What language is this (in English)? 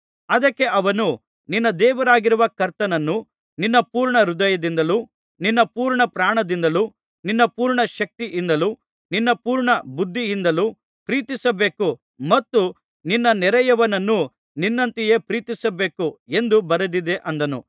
Kannada